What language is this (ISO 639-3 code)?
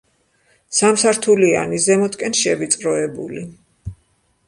kat